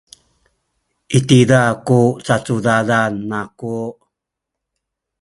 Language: Sakizaya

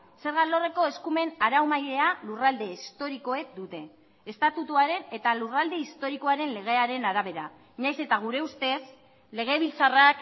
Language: Basque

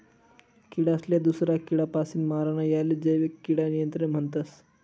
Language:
Marathi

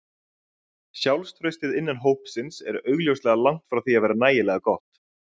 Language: Icelandic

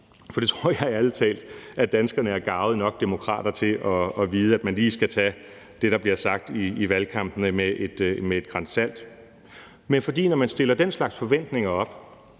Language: Danish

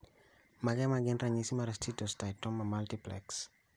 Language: Luo (Kenya and Tanzania)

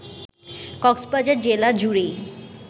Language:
Bangla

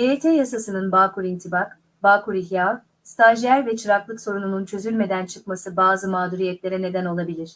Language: Turkish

